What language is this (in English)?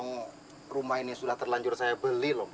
Indonesian